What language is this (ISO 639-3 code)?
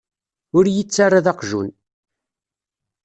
kab